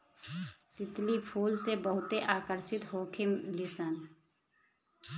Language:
Bhojpuri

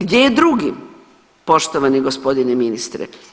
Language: Croatian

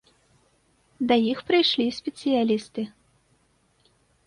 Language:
Belarusian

